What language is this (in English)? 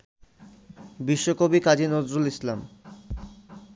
Bangla